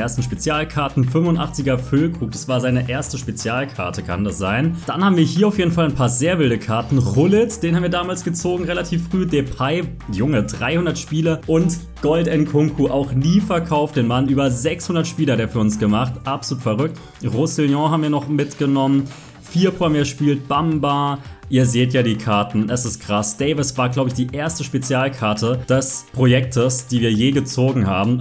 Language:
German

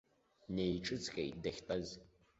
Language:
Abkhazian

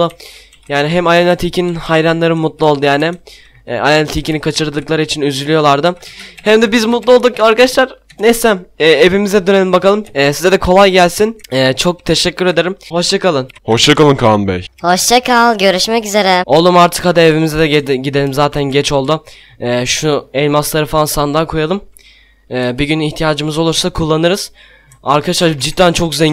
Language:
Turkish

